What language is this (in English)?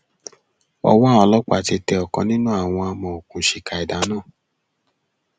Yoruba